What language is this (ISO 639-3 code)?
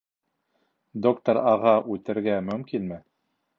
bak